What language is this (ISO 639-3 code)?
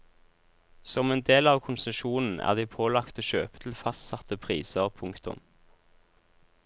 nor